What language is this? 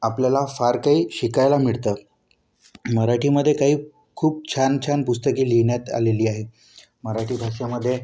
Marathi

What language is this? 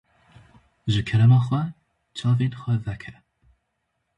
Kurdish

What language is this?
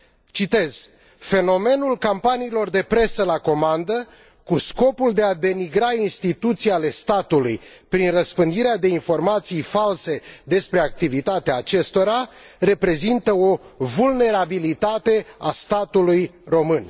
Romanian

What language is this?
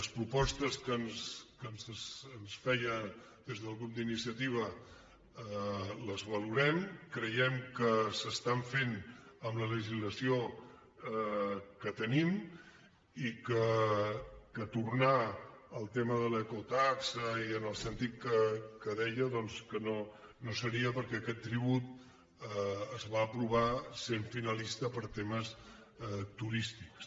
Catalan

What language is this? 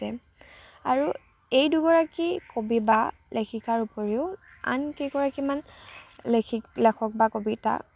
Assamese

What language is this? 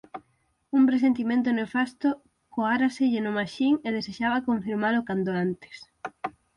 Galician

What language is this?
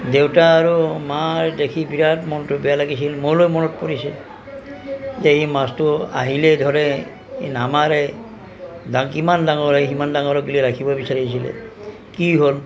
Assamese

